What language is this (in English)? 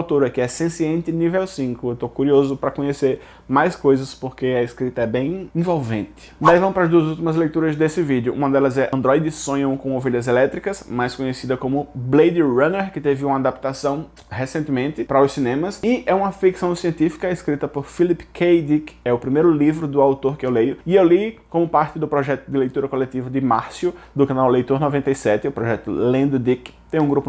Portuguese